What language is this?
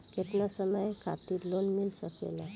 Bhojpuri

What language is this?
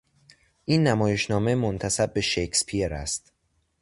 Persian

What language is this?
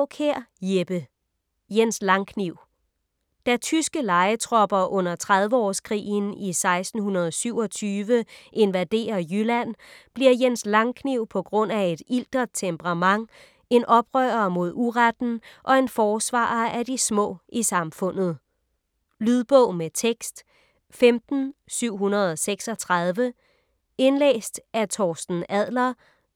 Danish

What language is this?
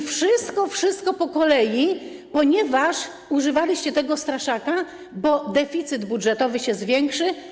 Polish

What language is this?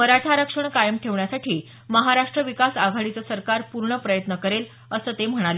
Marathi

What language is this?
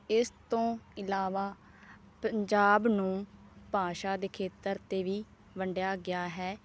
Punjabi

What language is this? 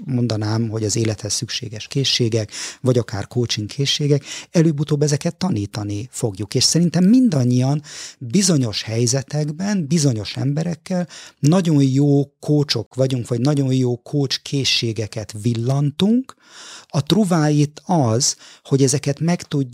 Hungarian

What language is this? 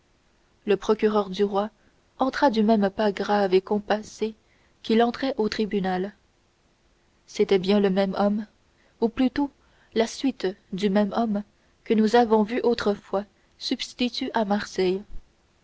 French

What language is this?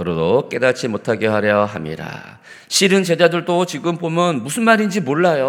Korean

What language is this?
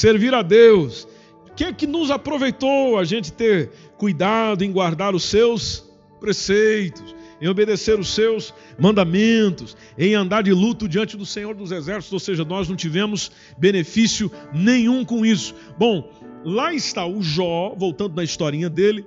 Portuguese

